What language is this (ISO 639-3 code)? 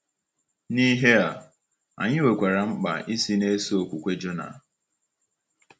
ibo